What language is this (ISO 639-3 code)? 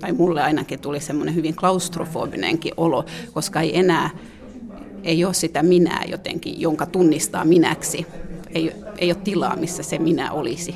fin